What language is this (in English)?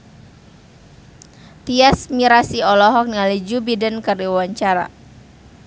Sundanese